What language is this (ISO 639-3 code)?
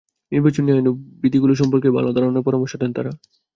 ben